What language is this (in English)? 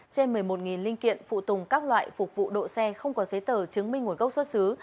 Vietnamese